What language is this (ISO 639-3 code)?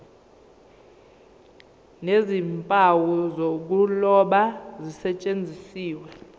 zul